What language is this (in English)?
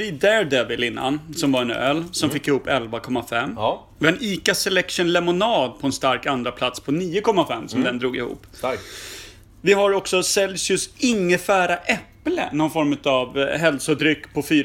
Swedish